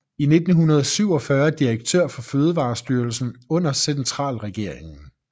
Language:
Danish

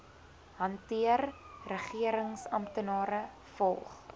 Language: Afrikaans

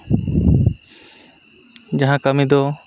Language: Santali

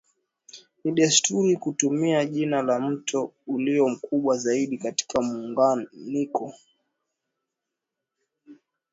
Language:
Swahili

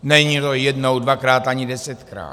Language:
Czech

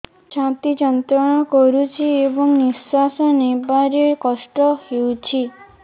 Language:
Odia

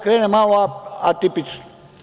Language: Serbian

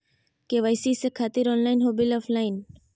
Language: Magahi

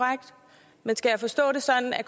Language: Danish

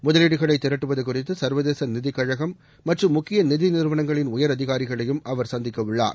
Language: Tamil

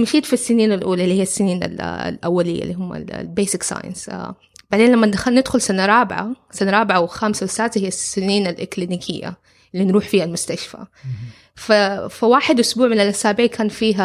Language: Arabic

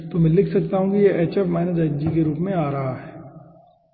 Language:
Hindi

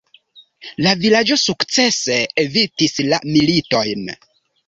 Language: Esperanto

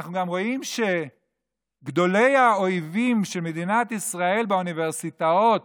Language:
Hebrew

